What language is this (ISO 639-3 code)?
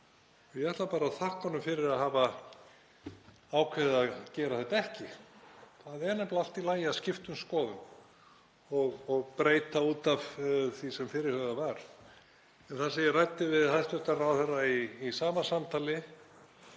isl